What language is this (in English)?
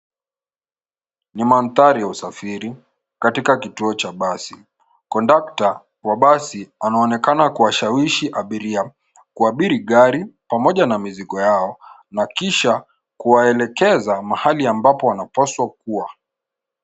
Swahili